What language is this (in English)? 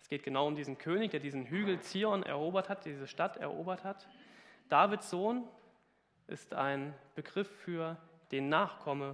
German